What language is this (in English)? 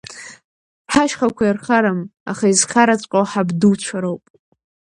Abkhazian